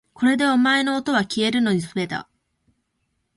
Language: Japanese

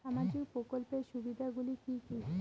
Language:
Bangla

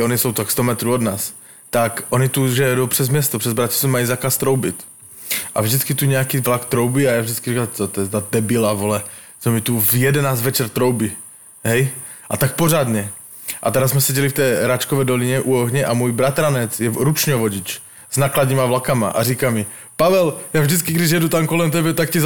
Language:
Slovak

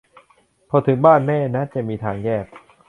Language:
Thai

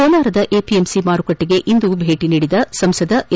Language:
Kannada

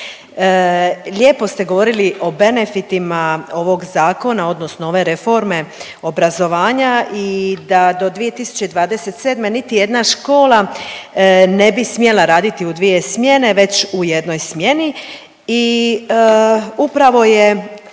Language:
Croatian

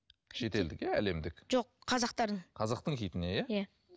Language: Kazakh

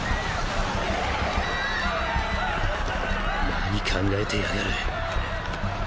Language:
Japanese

